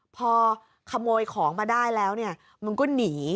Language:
Thai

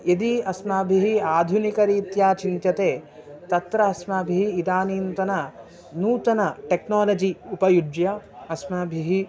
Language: Sanskrit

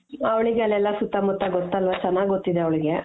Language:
Kannada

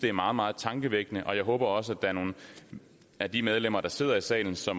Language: Danish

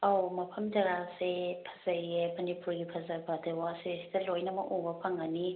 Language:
Manipuri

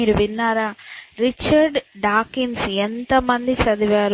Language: Telugu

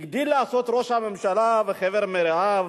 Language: Hebrew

